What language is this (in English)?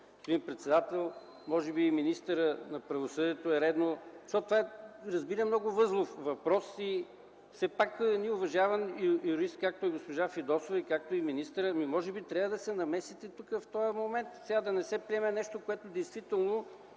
Bulgarian